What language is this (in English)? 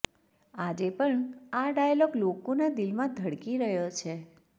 Gujarati